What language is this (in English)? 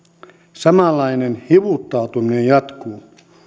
Finnish